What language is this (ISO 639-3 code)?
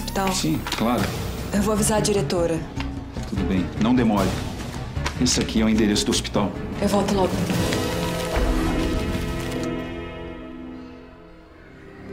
por